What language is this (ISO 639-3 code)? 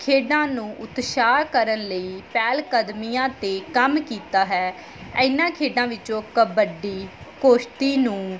pan